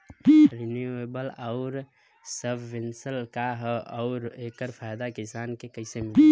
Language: Bhojpuri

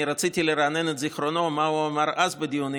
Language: Hebrew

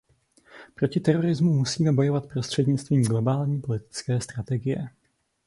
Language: Czech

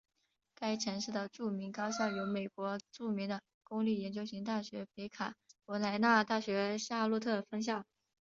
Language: Chinese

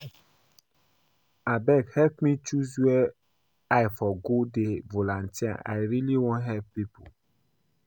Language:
Nigerian Pidgin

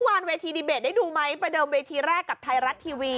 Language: Thai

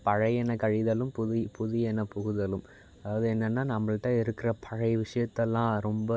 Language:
Tamil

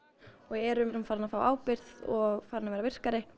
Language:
Icelandic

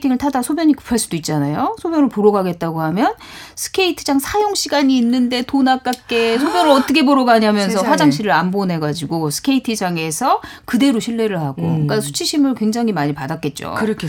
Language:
Korean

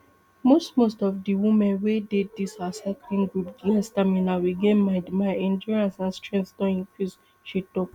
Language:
Nigerian Pidgin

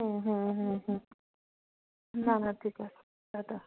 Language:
Bangla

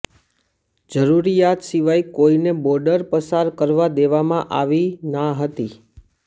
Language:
Gujarati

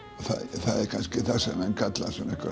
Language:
Icelandic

